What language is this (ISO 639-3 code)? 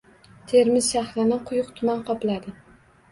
uzb